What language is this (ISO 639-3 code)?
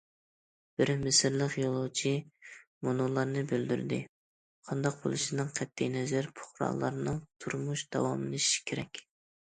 uig